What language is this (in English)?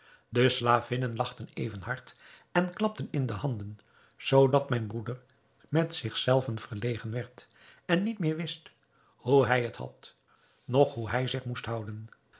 Dutch